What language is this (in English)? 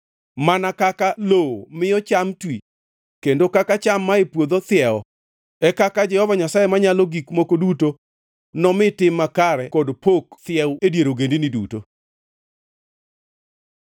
Luo (Kenya and Tanzania)